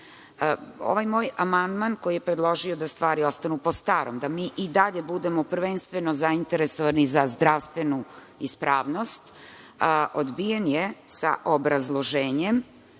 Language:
Serbian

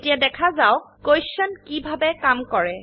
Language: Assamese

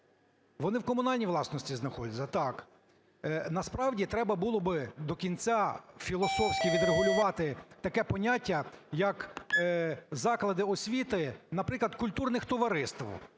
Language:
Ukrainian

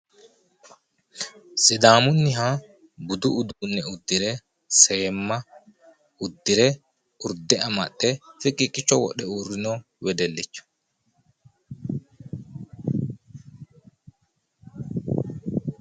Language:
Sidamo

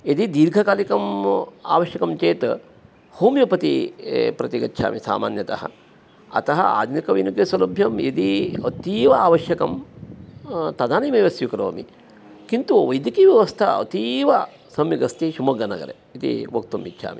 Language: Sanskrit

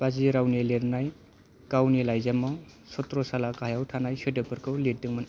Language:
Bodo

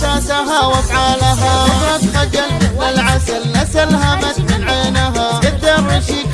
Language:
Arabic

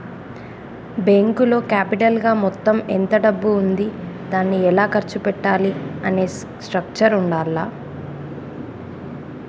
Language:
Telugu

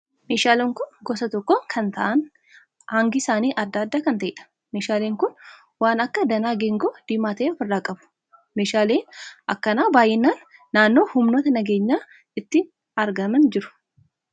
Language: Oromo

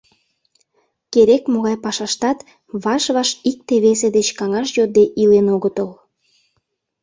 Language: Mari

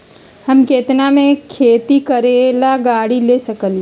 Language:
Magahi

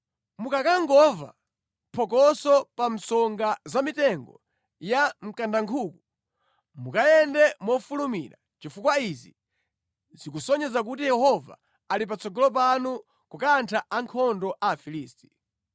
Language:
Nyanja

